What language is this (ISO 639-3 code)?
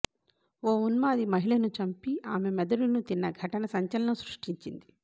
tel